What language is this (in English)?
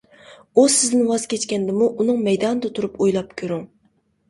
Uyghur